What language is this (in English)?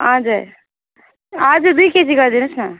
Nepali